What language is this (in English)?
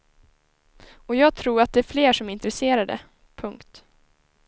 Swedish